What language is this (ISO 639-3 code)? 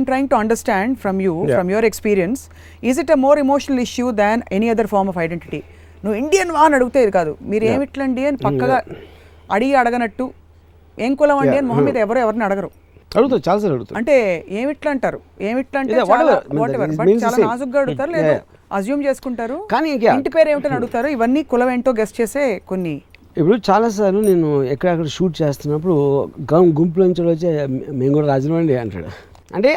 tel